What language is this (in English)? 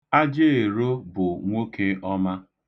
Igbo